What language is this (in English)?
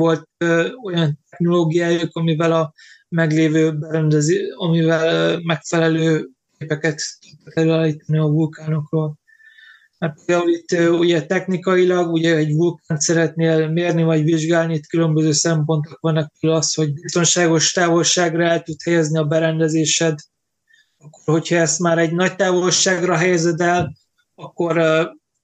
Hungarian